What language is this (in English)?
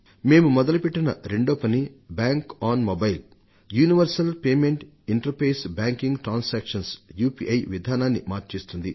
Telugu